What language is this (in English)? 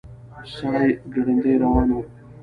Pashto